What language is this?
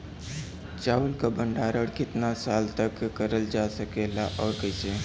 Bhojpuri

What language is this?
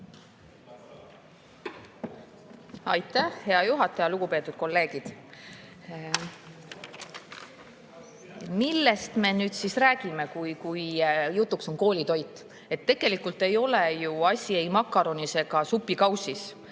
Estonian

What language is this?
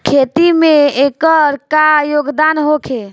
Bhojpuri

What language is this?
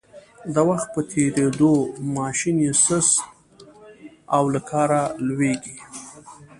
Pashto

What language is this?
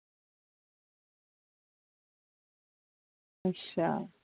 Dogri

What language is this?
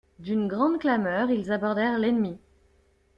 French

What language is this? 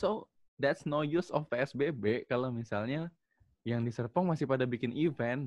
Indonesian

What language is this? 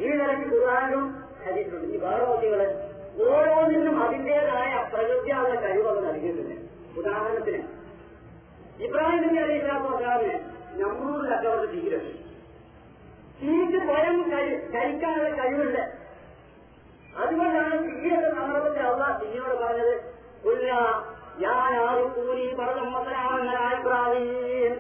Malayalam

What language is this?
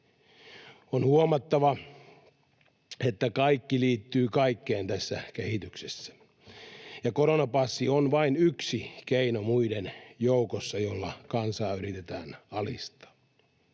Finnish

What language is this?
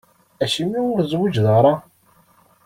Kabyle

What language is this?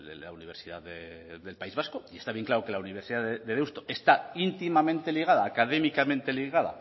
Spanish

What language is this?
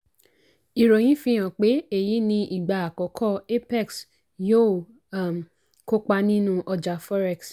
Yoruba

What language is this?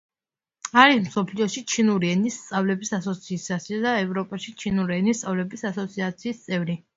Georgian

